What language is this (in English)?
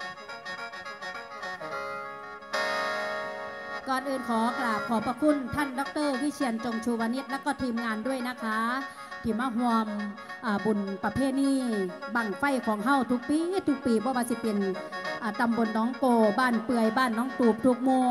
Thai